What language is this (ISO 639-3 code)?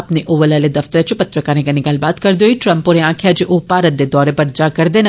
doi